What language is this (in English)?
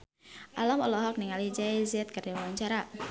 Sundanese